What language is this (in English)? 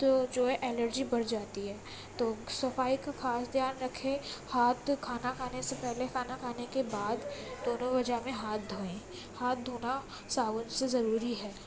Urdu